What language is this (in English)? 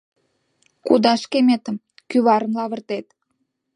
Mari